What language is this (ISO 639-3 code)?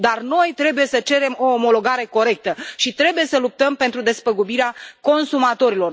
ron